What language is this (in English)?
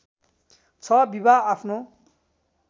Nepali